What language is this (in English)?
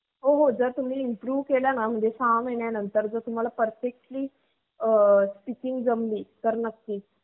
Marathi